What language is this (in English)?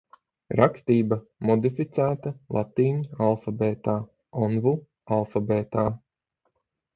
Latvian